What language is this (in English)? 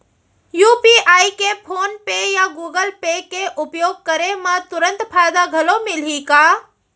Chhattisgarhi